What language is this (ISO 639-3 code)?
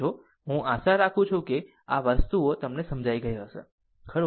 guj